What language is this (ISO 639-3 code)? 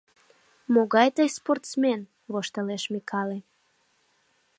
chm